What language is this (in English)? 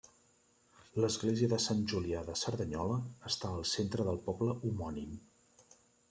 Catalan